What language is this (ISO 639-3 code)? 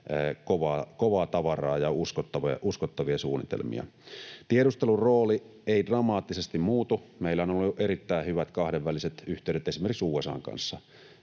fin